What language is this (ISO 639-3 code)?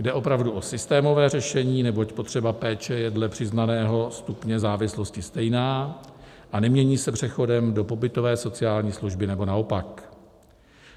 ces